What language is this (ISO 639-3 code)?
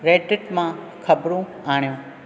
snd